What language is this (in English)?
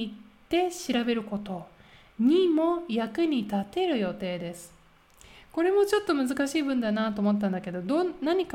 Japanese